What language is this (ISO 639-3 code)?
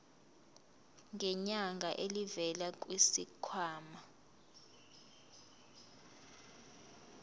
zul